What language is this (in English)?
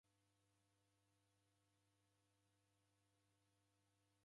Taita